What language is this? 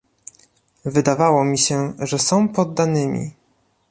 Polish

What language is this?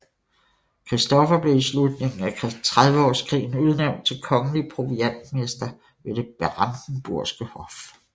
Danish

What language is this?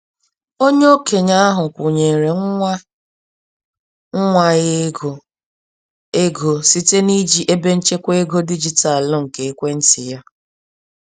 Igbo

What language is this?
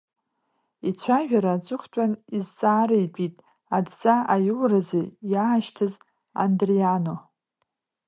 Abkhazian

